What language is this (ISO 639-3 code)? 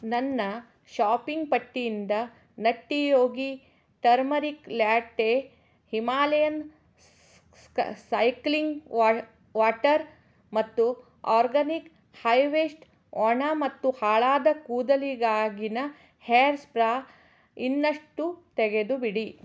kan